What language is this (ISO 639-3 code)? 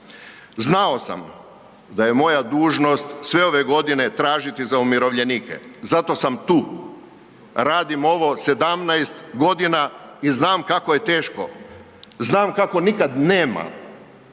hrv